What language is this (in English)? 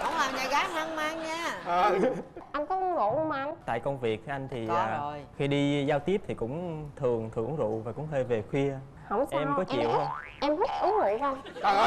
Vietnamese